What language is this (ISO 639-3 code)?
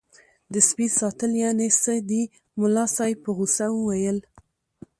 pus